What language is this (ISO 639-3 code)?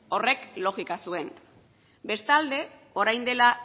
eus